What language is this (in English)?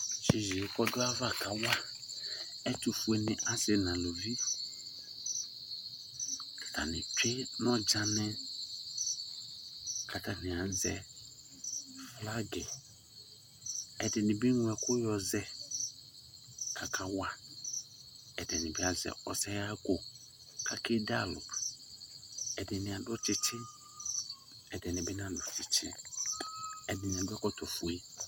Ikposo